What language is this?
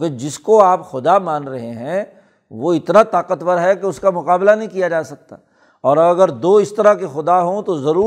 Urdu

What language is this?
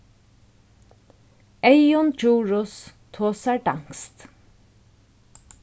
Faroese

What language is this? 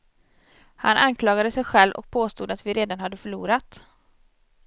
Swedish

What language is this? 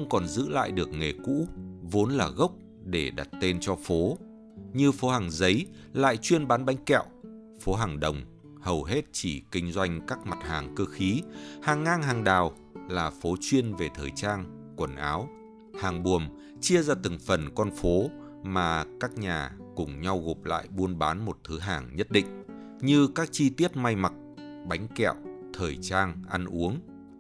Vietnamese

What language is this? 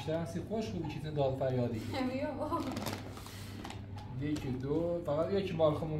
Persian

